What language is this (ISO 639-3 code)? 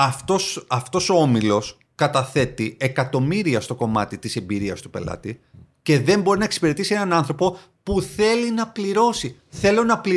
ell